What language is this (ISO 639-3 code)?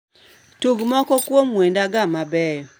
luo